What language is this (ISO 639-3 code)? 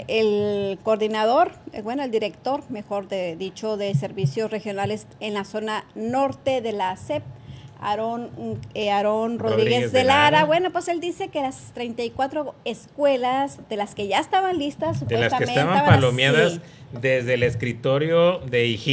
spa